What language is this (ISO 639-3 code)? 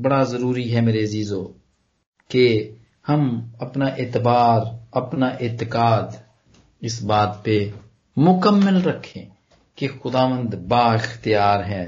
pan